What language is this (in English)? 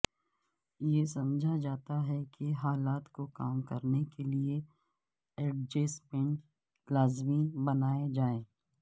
Urdu